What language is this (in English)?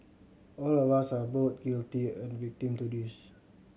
English